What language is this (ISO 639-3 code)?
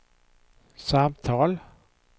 swe